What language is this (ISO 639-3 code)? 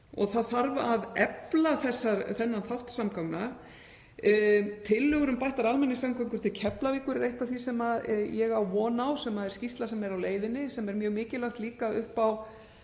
isl